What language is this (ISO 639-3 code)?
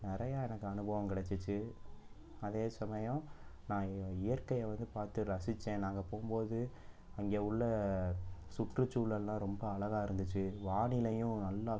tam